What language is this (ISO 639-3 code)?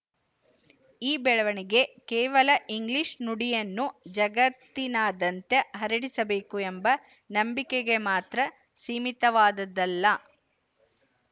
kan